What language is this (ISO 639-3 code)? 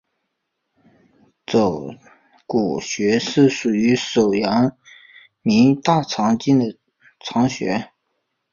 zho